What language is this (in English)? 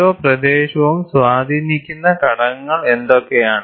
Malayalam